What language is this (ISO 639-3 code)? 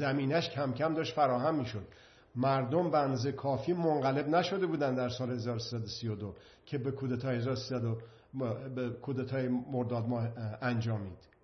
fas